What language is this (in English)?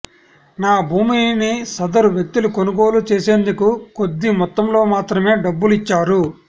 Telugu